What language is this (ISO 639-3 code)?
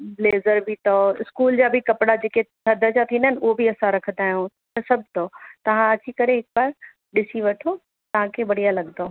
snd